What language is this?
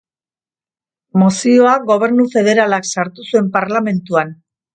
Basque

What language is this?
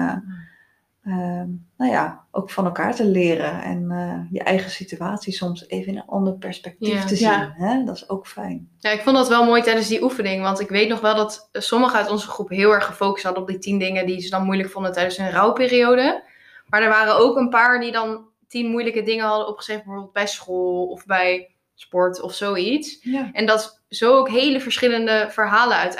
Dutch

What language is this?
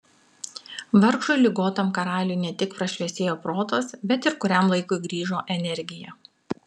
Lithuanian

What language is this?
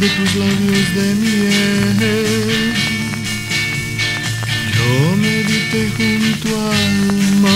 Romanian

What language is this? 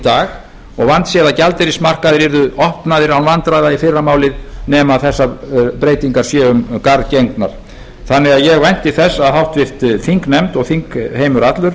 Icelandic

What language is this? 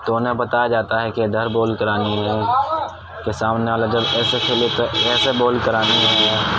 Urdu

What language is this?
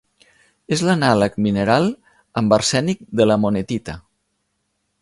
Catalan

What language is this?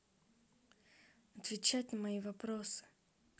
Russian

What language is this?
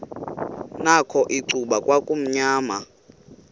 Xhosa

